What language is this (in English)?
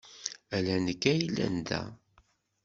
Kabyle